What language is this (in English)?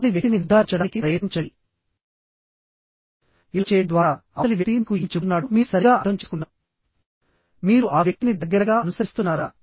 Telugu